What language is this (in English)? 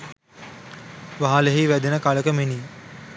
Sinhala